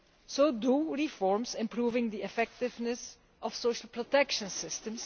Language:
English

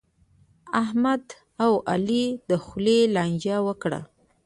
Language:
Pashto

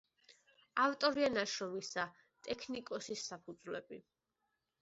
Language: Georgian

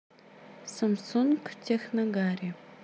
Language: Russian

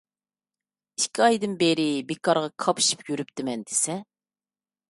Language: Uyghur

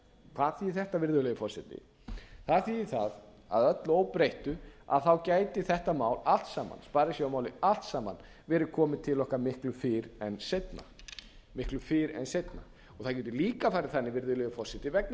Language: Icelandic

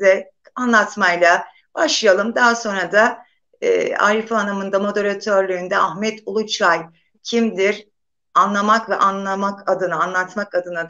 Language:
Turkish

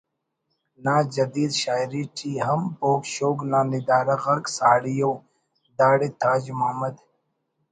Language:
Brahui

